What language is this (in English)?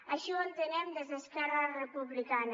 Catalan